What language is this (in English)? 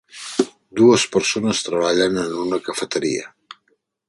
Catalan